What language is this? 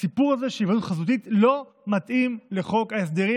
Hebrew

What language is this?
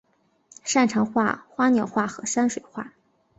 Chinese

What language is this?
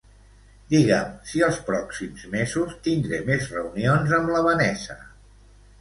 Catalan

